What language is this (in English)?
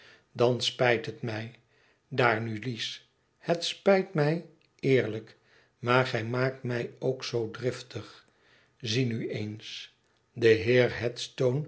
Dutch